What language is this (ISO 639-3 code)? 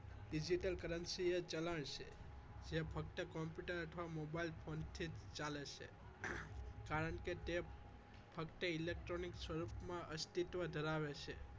guj